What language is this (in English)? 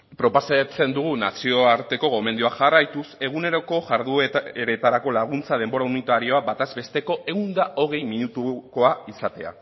Basque